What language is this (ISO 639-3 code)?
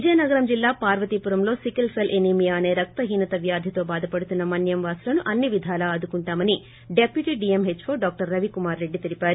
tel